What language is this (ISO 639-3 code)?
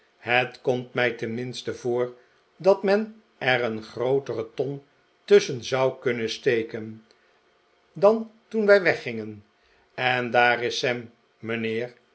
nld